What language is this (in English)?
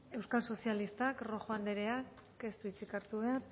Basque